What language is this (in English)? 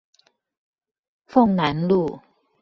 Chinese